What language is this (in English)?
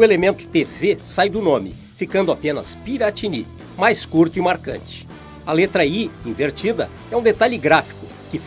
Portuguese